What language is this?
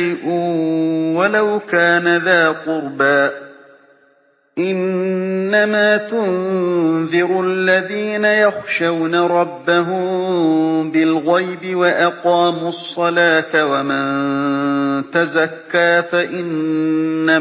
Arabic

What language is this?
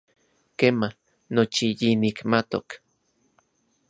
Central Puebla Nahuatl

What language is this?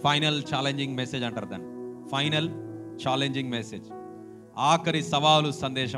Hindi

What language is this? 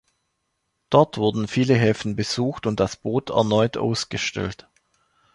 German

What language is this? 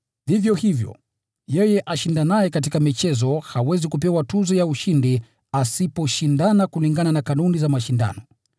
Swahili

